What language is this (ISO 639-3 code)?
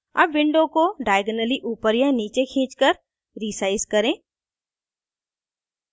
hin